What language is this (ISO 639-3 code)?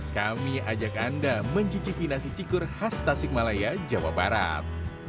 ind